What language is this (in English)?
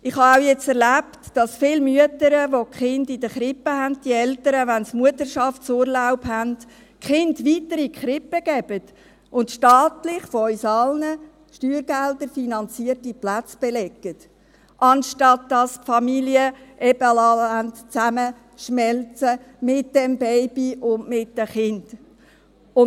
Swiss German